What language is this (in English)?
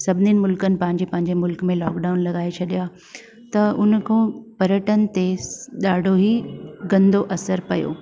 Sindhi